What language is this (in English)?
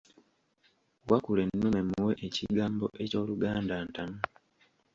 Ganda